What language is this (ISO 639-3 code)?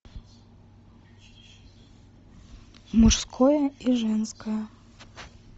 rus